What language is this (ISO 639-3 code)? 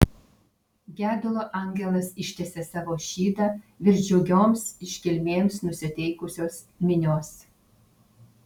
lit